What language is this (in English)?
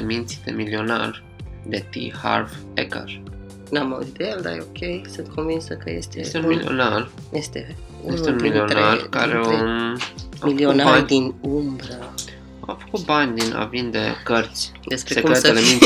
Romanian